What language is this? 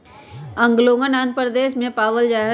Magahi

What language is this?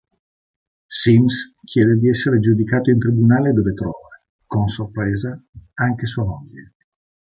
Italian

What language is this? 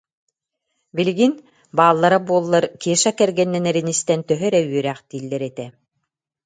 Yakut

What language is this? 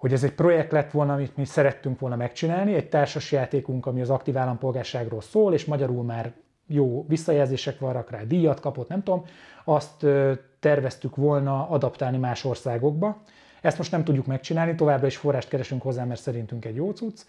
Hungarian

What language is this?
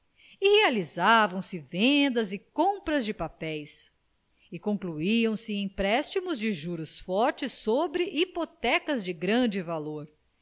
Portuguese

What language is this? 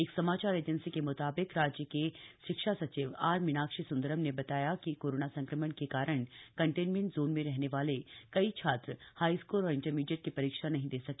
Hindi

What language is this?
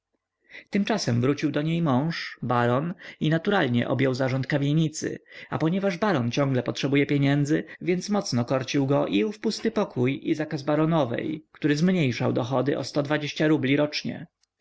Polish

